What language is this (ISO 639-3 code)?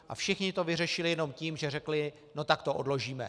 ces